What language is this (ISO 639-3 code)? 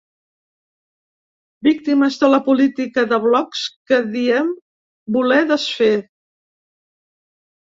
cat